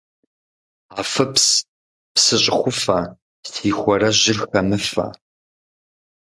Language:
Kabardian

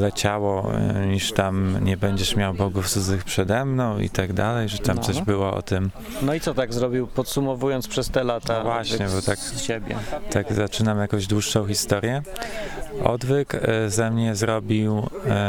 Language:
Polish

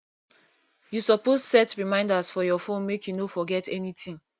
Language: Nigerian Pidgin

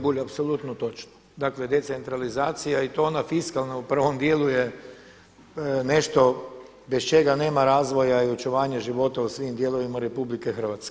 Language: Croatian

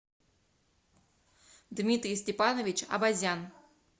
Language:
Russian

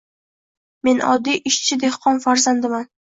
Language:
Uzbek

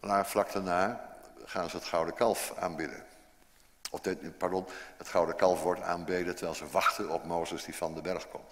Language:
Dutch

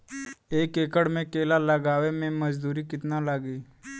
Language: Bhojpuri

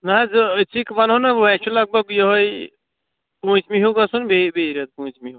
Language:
Kashmiri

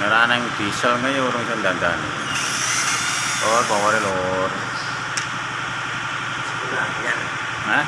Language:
Indonesian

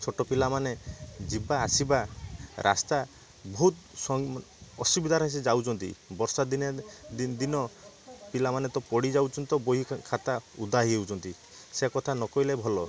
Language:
Odia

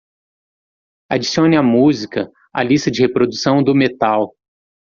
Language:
Portuguese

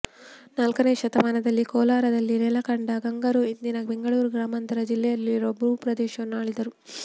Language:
Kannada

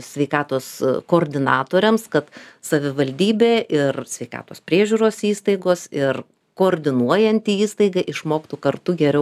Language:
Lithuanian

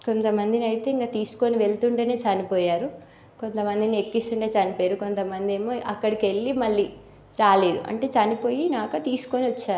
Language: Telugu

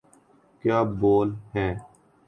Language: Urdu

